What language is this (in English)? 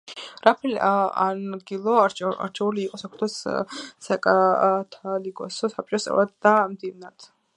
Georgian